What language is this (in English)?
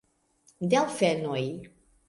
Esperanto